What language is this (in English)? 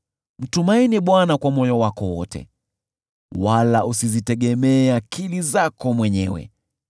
Swahili